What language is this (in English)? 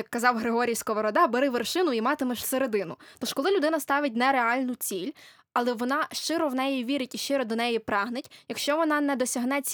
Ukrainian